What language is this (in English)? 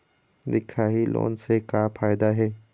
Chhattisgarhi